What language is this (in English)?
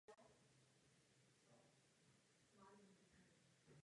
Czech